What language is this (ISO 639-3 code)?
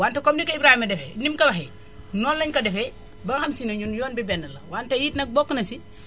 wol